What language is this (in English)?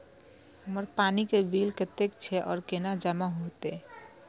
Maithili